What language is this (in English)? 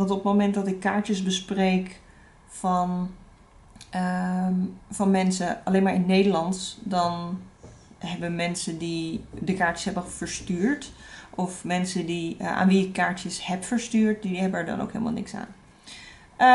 Dutch